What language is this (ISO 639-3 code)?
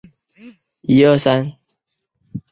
zho